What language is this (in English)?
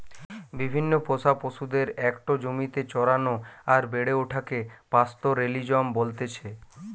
Bangla